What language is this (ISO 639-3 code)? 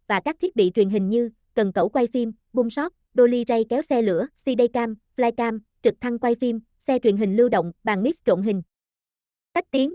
vie